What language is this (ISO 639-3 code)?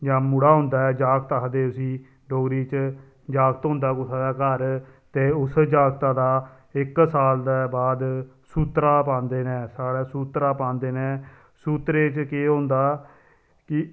doi